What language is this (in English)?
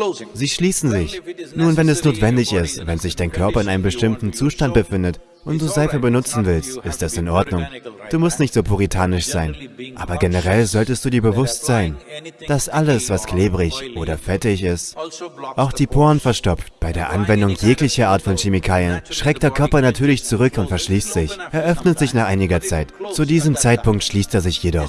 German